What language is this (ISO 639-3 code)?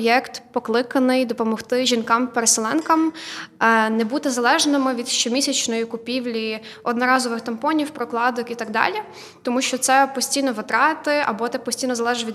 ukr